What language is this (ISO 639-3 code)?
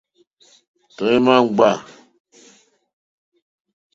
bri